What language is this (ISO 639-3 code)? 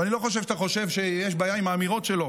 heb